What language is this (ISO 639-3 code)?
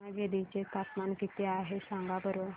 mar